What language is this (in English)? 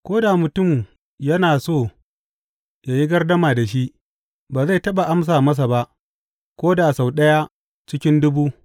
Hausa